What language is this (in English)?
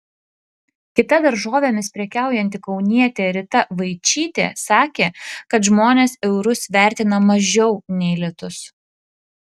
Lithuanian